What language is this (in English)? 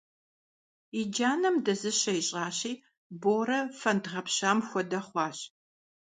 Kabardian